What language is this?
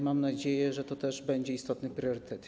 Polish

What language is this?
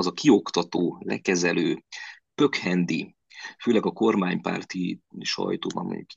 Hungarian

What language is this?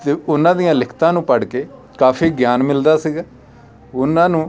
Punjabi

